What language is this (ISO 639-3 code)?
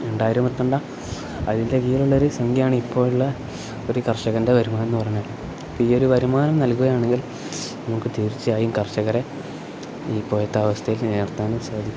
mal